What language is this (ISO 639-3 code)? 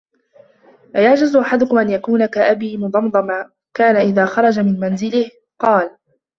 ara